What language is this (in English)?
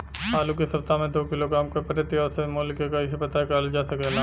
Bhojpuri